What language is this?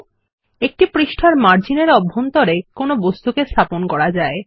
Bangla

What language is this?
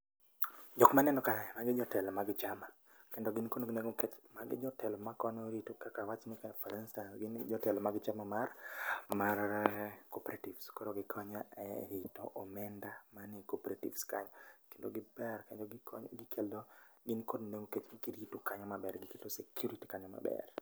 Luo (Kenya and Tanzania)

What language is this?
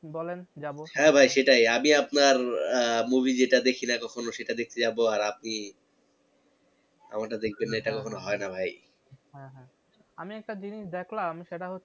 Bangla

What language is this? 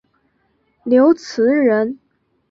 Chinese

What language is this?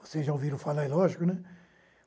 Portuguese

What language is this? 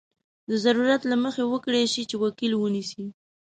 Pashto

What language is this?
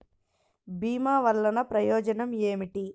Telugu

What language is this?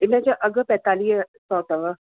Sindhi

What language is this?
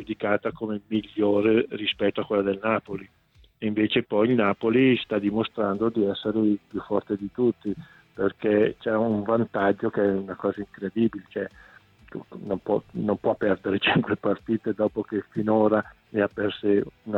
Italian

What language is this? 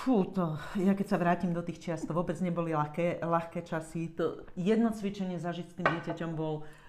Slovak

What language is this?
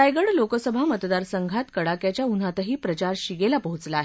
Marathi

